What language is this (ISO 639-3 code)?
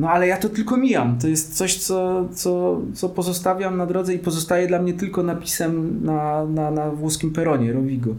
pol